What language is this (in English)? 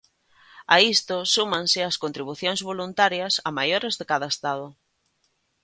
Galician